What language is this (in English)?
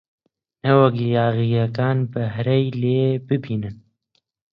Central Kurdish